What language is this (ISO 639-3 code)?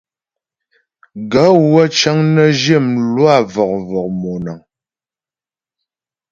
bbj